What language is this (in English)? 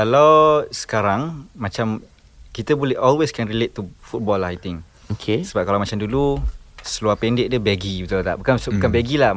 Malay